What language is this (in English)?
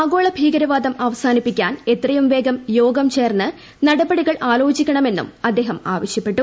Malayalam